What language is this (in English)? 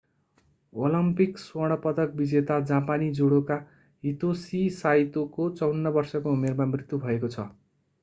Nepali